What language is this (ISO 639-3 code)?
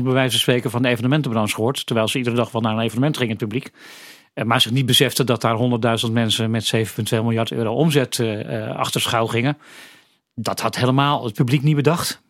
nld